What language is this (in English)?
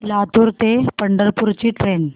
Marathi